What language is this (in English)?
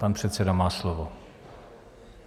Czech